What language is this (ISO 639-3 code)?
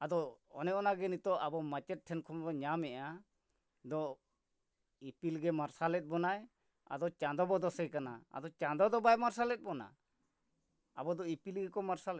sat